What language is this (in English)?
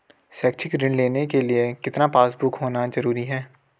Hindi